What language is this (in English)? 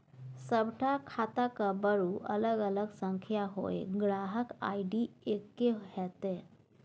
Maithili